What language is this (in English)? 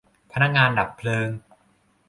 Thai